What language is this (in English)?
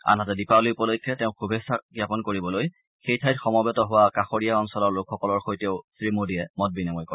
Assamese